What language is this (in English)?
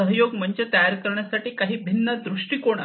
Marathi